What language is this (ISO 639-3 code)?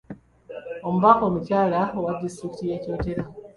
lug